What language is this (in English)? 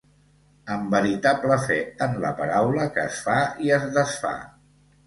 Catalan